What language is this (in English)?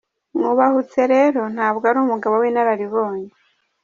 Kinyarwanda